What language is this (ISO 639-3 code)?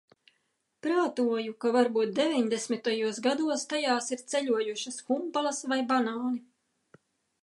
lav